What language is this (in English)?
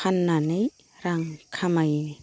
Bodo